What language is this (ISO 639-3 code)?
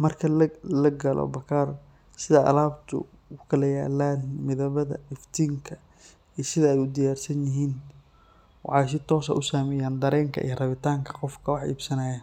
som